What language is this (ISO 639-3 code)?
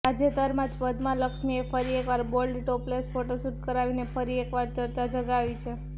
guj